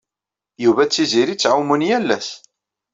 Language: Kabyle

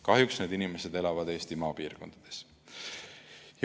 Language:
Estonian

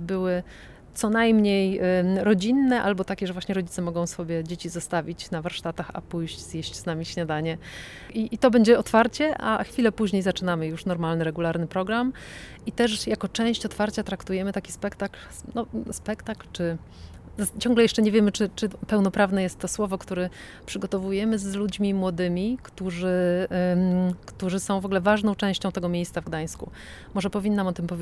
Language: Polish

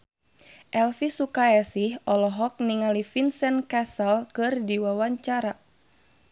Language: Sundanese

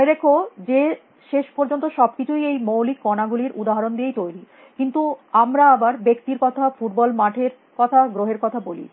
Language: Bangla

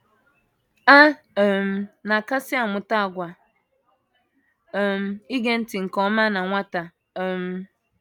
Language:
Igbo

